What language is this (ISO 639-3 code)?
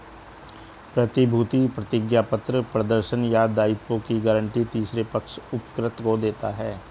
hin